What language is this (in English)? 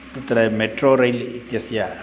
Sanskrit